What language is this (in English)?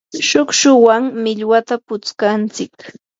Yanahuanca Pasco Quechua